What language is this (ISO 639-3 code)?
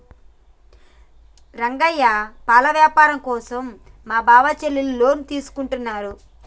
tel